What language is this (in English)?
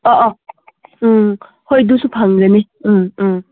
Manipuri